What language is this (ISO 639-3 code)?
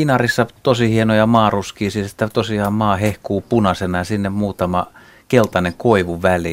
fin